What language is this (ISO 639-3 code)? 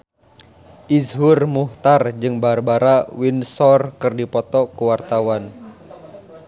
sun